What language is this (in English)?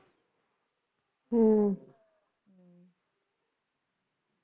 Punjabi